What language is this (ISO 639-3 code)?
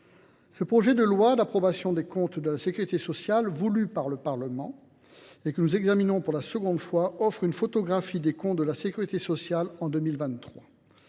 fra